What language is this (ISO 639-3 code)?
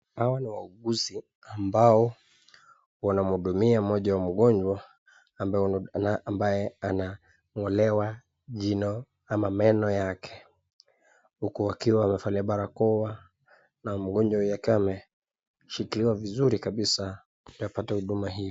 swa